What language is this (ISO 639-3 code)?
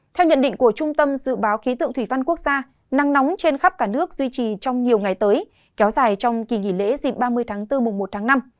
vie